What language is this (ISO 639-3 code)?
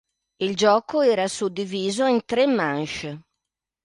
ita